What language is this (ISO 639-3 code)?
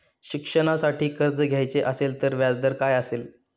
mar